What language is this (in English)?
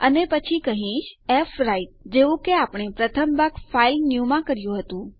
Gujarati